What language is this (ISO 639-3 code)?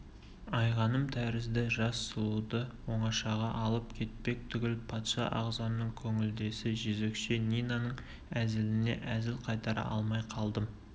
kaz